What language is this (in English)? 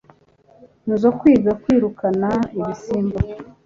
Kinyarwanda